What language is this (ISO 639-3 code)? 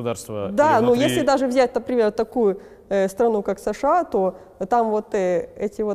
rus